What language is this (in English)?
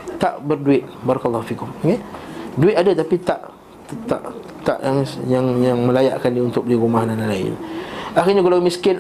Malay